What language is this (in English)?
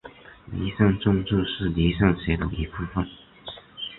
Chinese